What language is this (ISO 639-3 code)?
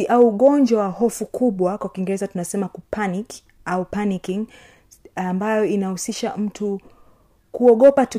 swa